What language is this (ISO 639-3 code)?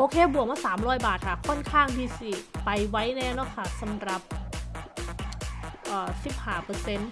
tha